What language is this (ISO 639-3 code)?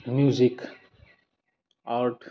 brx